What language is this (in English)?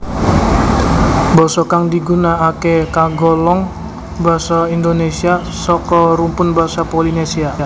Javanese